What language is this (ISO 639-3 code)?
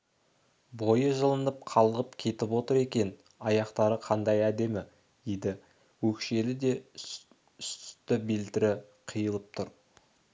kaz